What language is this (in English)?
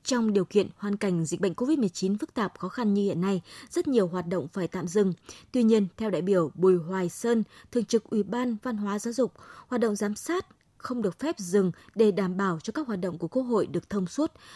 Vietnamese